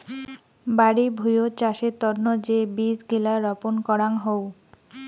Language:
Bangla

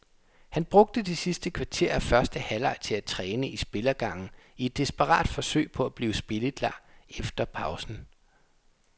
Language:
Danish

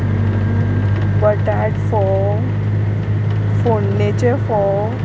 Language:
Konkani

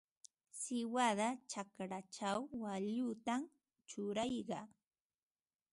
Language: Ambo-Pasco Quechua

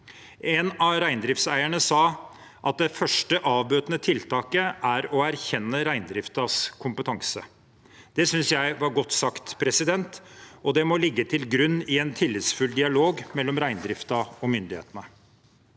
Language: Norwegian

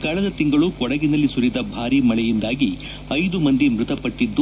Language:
Kannada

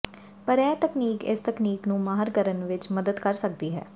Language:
Punjabi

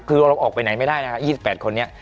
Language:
Thai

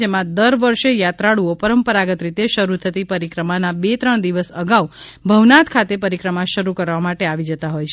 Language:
Gujarati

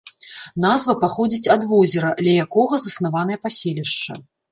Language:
Belarusian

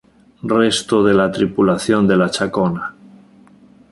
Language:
Spanish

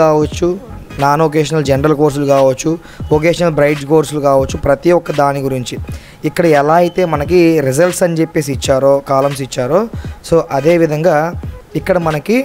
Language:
Telugu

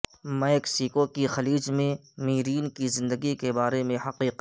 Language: Urdu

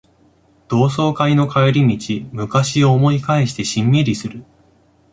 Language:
Japanese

